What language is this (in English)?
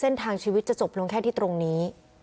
Thai